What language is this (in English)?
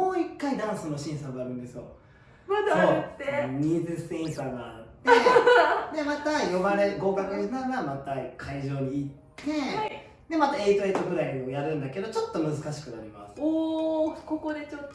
Japanese